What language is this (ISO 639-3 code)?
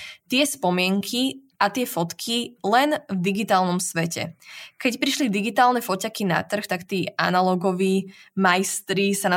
slk